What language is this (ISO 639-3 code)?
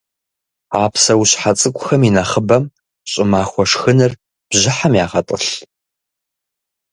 kbd